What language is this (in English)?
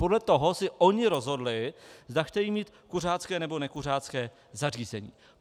Czech